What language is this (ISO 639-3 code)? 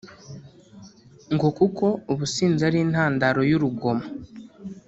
kin